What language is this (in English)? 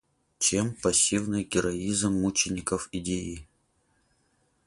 Russian